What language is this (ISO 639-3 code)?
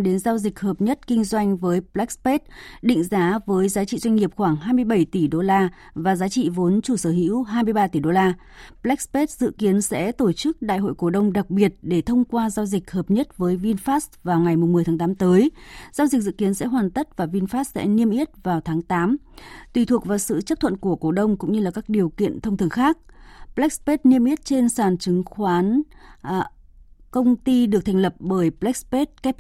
vie